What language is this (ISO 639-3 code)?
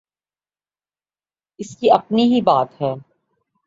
urd